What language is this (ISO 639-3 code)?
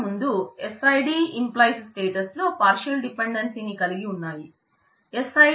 tel